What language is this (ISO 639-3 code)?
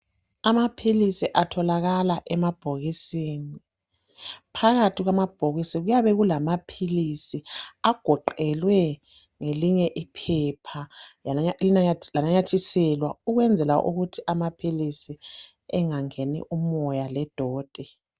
nde